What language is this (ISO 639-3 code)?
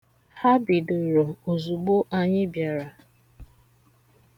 ibo